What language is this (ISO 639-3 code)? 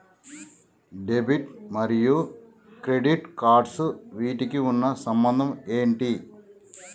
tel